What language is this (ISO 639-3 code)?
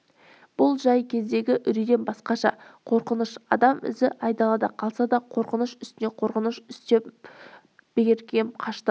kaz